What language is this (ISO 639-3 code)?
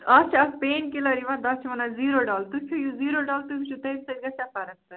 kas